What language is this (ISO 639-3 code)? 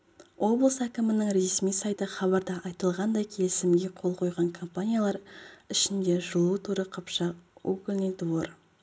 kaz